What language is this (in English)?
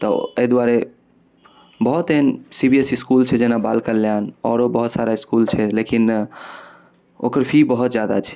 Maithili